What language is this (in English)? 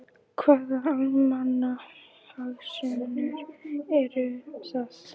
Icelandic